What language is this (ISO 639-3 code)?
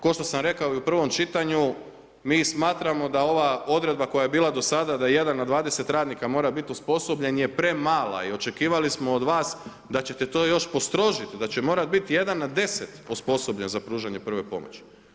hrv